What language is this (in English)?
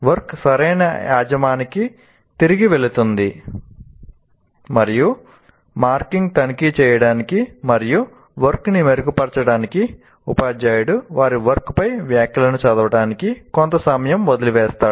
Telugu